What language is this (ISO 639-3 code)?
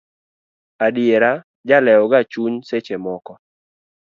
luo